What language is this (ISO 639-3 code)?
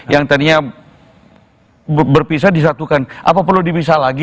ind